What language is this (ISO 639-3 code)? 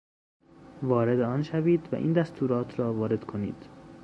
fas